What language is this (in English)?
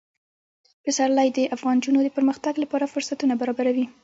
Pashto